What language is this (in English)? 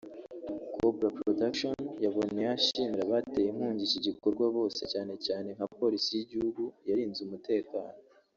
Kinyarwanda